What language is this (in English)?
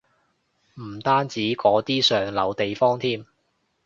Cantonese